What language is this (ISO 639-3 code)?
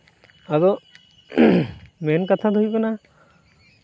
sat